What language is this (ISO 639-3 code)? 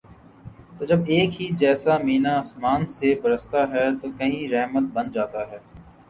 urd